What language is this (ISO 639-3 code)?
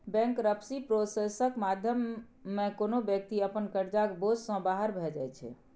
mai